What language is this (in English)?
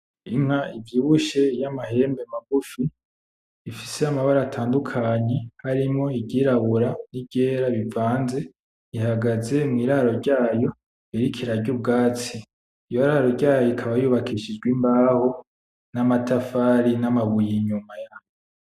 Rundi